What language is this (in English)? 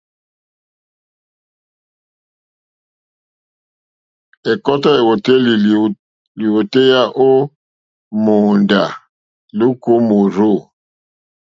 Mokpwe